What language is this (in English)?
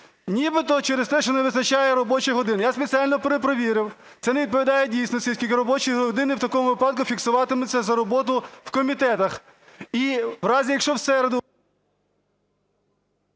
Ukrainian